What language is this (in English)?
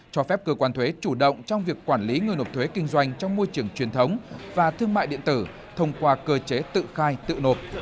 Vietnamese